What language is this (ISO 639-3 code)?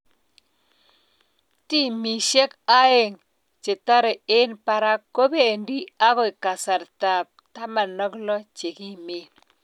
kln